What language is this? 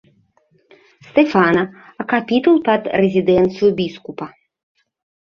Belarusian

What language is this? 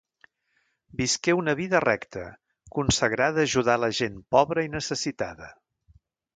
Catalan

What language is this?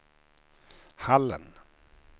Swedish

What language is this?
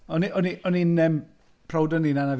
Welsh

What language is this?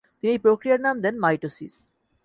Bangla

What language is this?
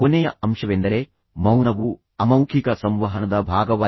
Kannada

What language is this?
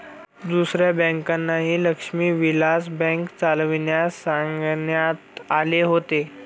Marathi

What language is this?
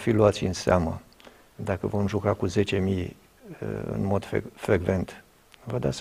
Romanian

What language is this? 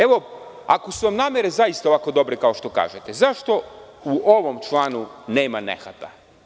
Serbian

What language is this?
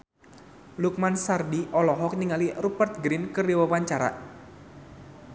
Sundanese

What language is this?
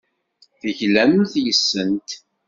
Kabyle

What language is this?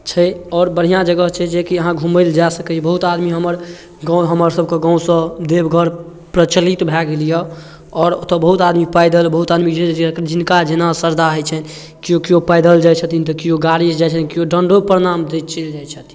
Maithili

